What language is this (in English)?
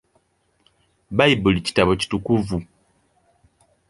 Ganda